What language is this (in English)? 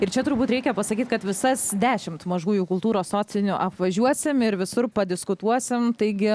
Lithuanian